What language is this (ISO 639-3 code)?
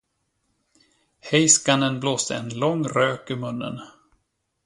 swe